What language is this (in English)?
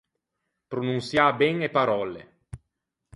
Ligurian